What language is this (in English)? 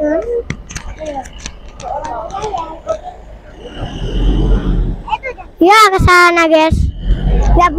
Indonesian